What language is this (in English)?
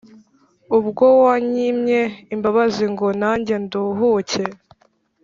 Kinyarwanda